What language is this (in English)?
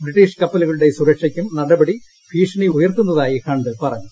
Malayalam